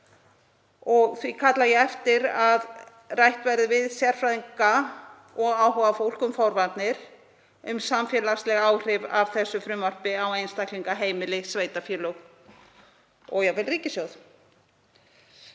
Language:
Icelandic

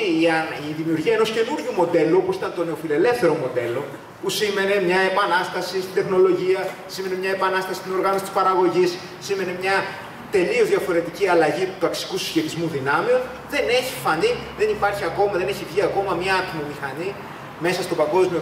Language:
Greek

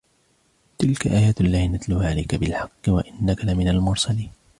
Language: Arabic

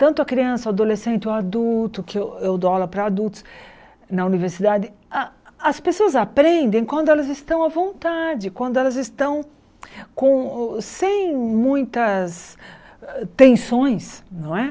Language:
Portuguese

